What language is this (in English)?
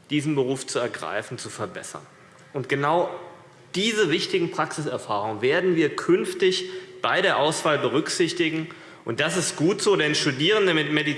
German